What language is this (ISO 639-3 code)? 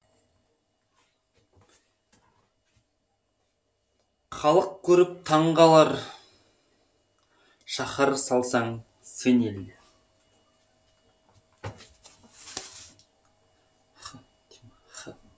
kaz